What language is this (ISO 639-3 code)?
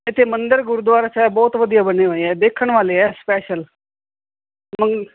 pan